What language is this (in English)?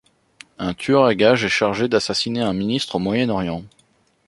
French